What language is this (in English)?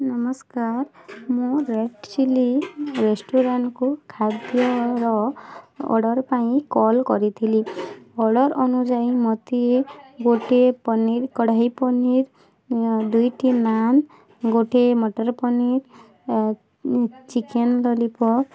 Odia